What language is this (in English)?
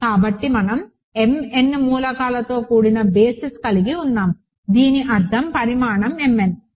Telugu